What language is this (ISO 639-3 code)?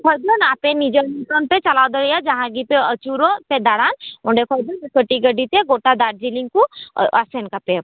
sat